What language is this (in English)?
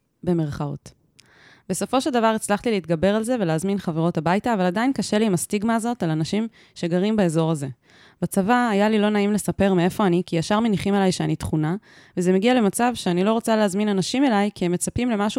Hebrew